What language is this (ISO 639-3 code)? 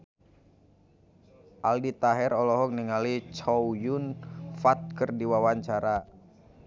sun